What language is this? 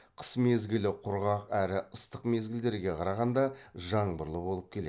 Kazakh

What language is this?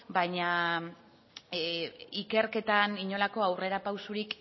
Basque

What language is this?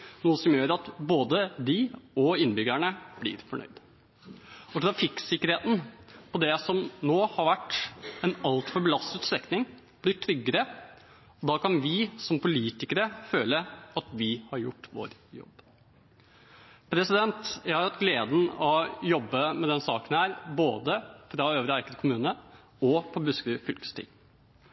Norwegian Bokmål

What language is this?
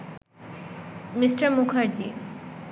Bangla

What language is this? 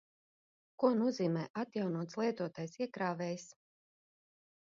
Latvian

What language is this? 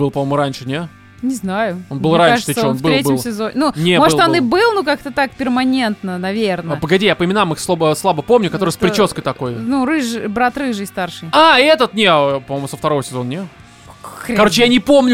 Russian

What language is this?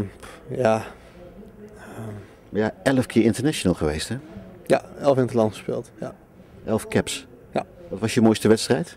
Dutch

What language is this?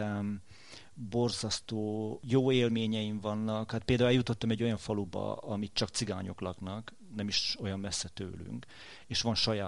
Hungarian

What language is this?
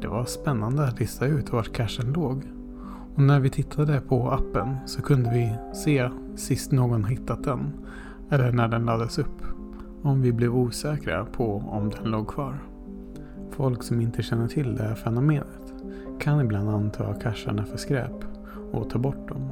Swedish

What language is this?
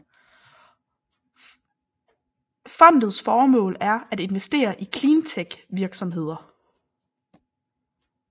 Danish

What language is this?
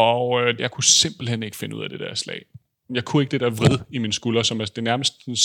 Danish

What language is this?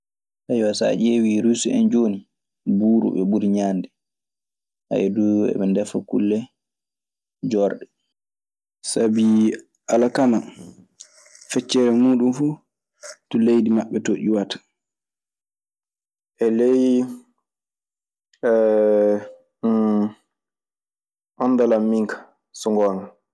Maasina Fulfulde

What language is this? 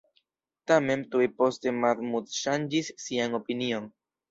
Esperanto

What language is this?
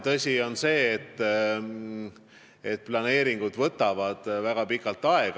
Estonian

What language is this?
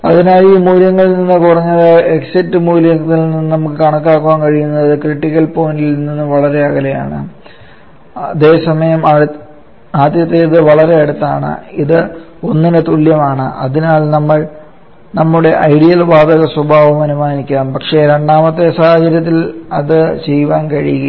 Malayalam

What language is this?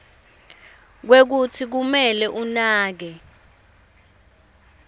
Swati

